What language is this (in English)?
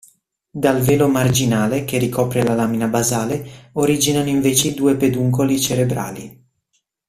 Italian